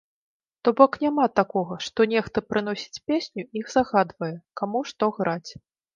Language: Belarusian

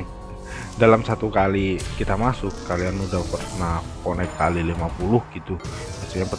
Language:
Indonesian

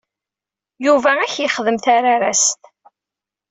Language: Kabyle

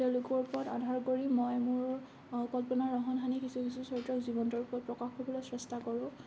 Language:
Assamese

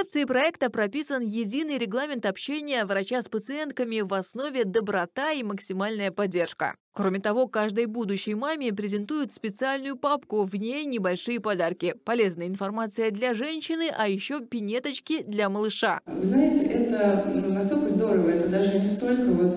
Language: Russian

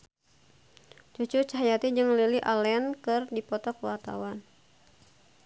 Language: Sundanese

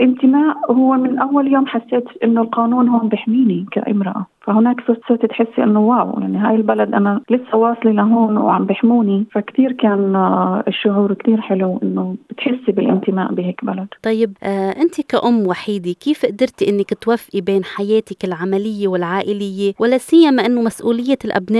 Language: Arabic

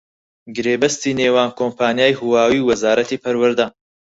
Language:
Central Kurdish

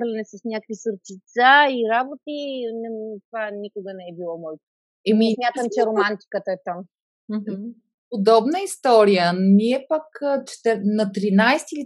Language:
Bulgarian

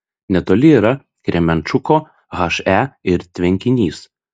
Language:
Lithuanian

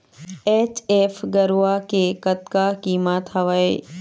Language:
Chhattisgarhi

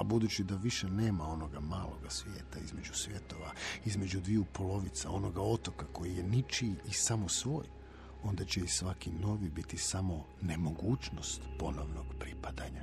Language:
Croatian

